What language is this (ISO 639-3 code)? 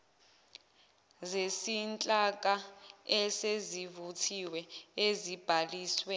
zul